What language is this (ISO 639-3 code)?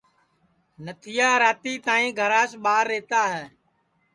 ssi